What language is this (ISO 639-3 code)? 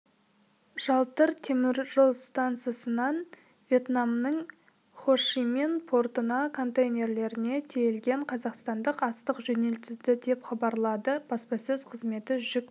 kaz